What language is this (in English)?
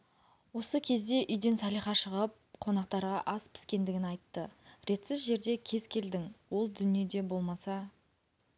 Kazakh